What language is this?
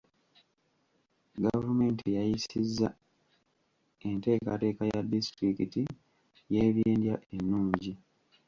Ganda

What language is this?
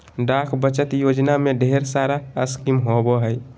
Magahi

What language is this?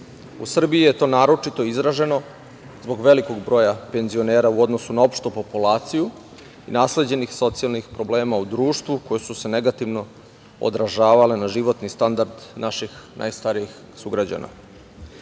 Serbian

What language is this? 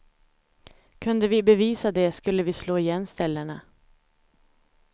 Swedish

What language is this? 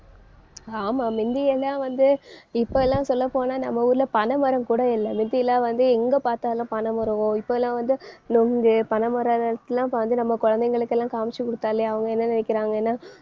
Tamil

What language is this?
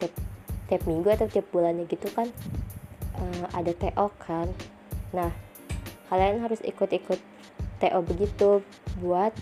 Indonesian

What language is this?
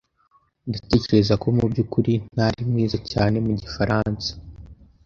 Kinyarwanda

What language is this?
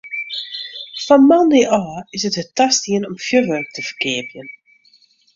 Western Frisian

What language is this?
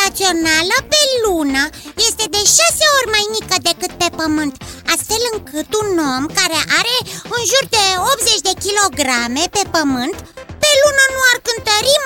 Romanian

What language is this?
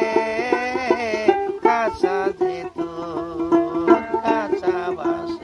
Thai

